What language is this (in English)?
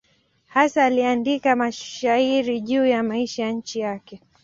Swahili